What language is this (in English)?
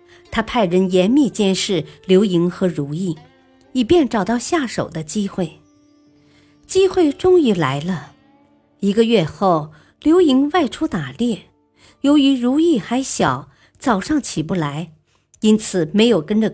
Chinese